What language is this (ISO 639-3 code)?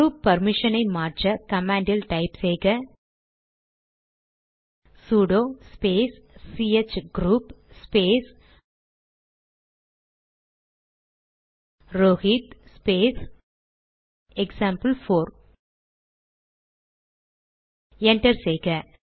tam